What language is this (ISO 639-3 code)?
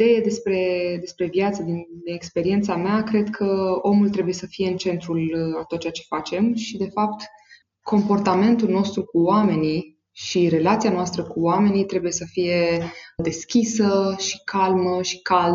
ron